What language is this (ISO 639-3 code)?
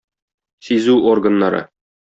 tat